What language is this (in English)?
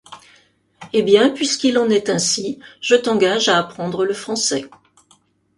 French